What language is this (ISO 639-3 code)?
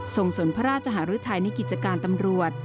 tha